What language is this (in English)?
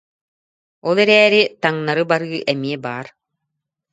Yakut